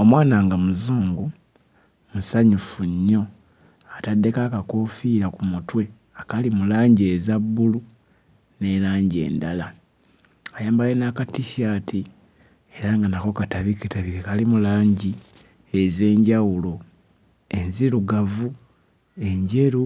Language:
Ganda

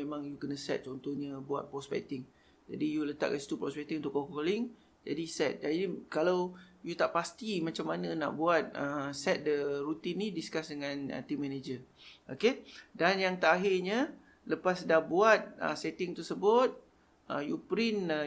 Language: Malay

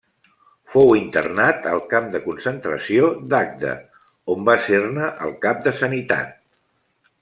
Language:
Catalan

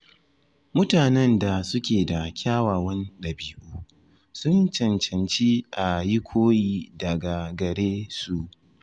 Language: Hausa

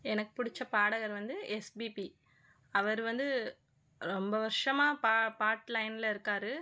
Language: Tamil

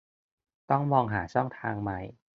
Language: Thai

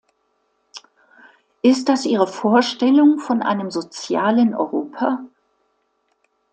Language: German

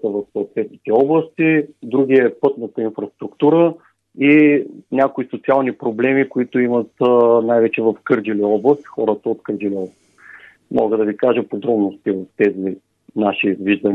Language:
Bulgarian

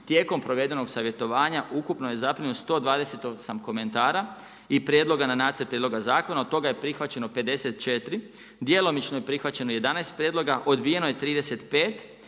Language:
Croatian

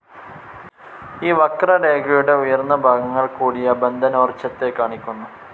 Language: Malayalam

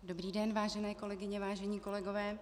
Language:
Czech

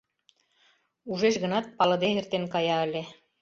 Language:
Mari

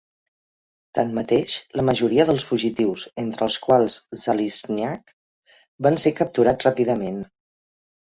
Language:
Catalan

